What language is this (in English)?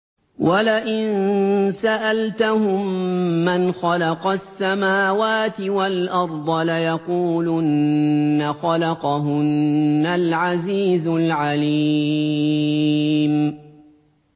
Arabic